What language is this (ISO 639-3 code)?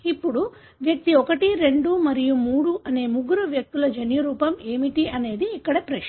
tel